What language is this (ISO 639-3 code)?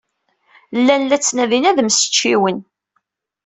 kab